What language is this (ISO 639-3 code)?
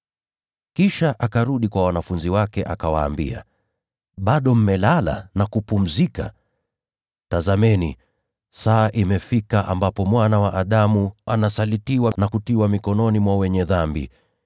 swa